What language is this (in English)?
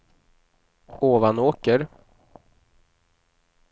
Swedish